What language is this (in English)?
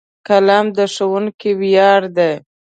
Pashto